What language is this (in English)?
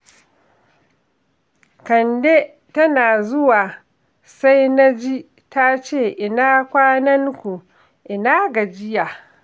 Hausa